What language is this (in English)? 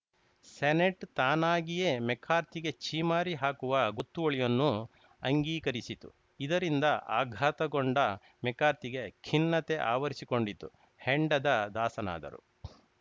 Kannada